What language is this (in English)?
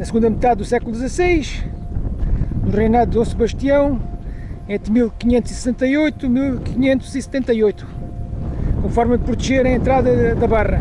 Portuguese